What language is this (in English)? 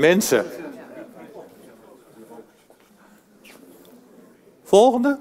Dutch